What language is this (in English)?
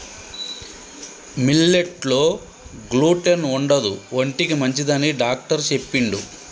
Telugu